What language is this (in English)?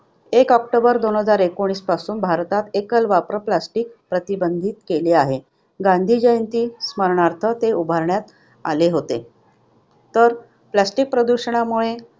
Marathi